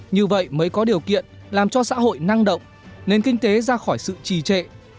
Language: Vietnamese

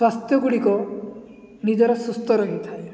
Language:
Odia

